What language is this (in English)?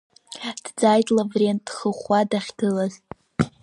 Abkhazian